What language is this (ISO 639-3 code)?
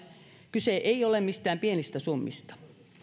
fin